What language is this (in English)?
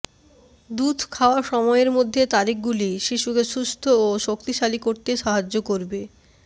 Bangla